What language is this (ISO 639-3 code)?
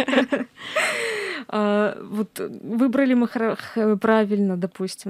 rus